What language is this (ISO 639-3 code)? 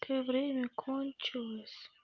rus